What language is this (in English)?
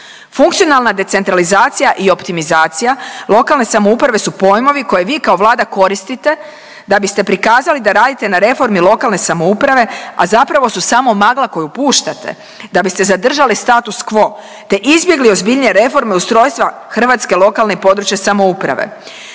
Croatian